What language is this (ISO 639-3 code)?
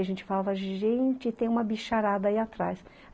por